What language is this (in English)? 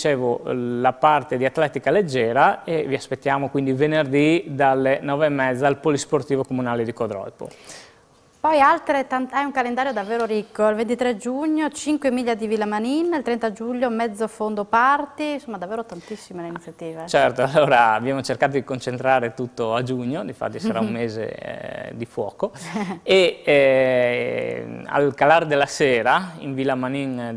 Italian